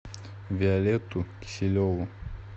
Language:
Russian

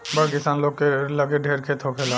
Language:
Bhojpuri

